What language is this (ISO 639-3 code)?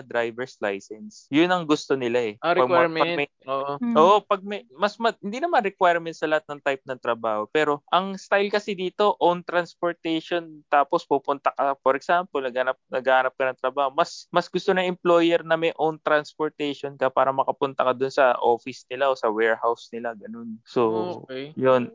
fil